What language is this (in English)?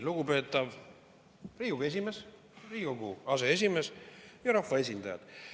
Estonian